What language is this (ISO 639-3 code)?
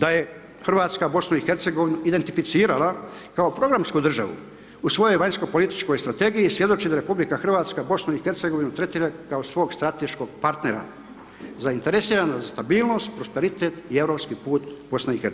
hrv